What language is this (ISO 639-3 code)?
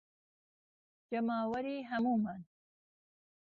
ckb